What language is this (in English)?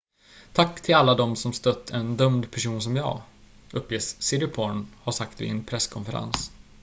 Swedish